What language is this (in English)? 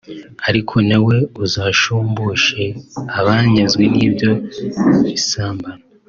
Kinyarwanda